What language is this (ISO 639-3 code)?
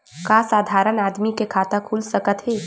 hne